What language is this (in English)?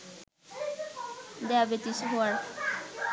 Bangla